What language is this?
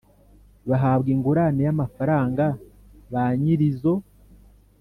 Kinyarwanda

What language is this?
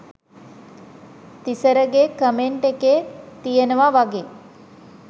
Sinhala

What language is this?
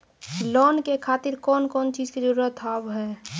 Maithili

